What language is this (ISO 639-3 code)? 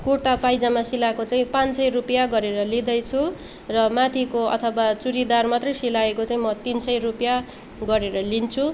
nep